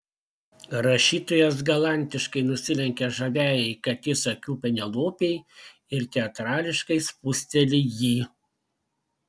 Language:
Lithuanian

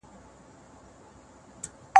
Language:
Pashto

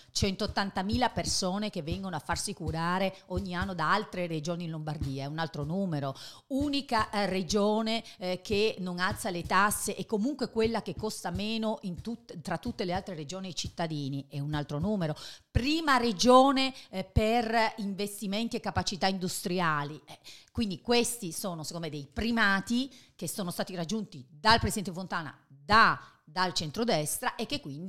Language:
Italian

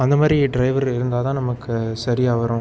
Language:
Tamil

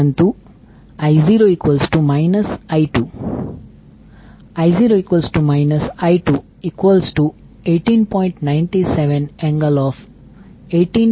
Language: Gujarati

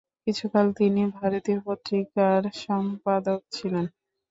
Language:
Bangla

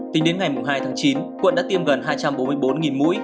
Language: Vietnamese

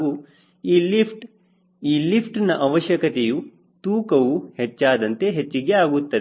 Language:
Kannada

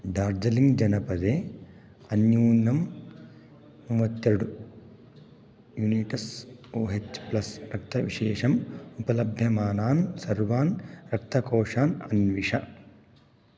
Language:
Sanskrit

